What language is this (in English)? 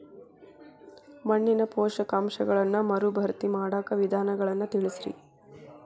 Kannada